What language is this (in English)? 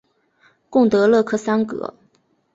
Chinese